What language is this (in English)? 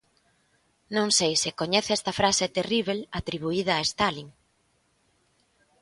Galician